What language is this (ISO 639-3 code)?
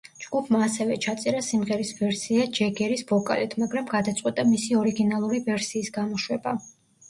kat